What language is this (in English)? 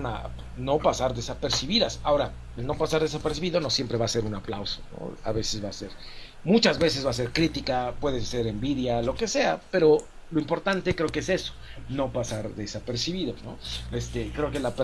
Spanish